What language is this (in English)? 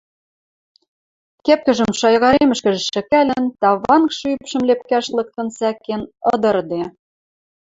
Western Mari